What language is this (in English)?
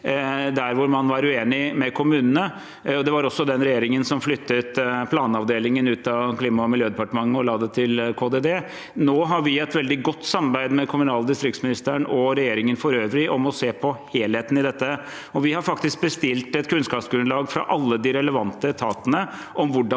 Norwegian